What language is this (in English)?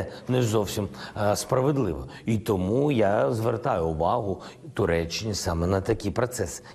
Greek